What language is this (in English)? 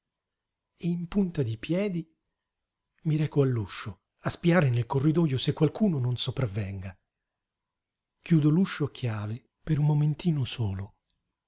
Italian